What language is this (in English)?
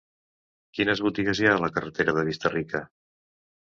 Catalan